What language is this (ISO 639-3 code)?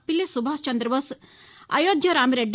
tel